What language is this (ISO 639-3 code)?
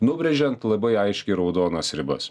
lit